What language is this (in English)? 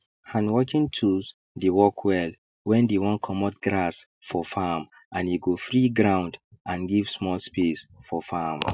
Nigerian Pidgin